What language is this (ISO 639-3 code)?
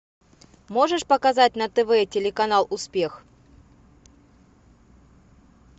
rus